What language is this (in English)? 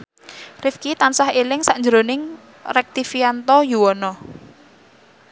Javanese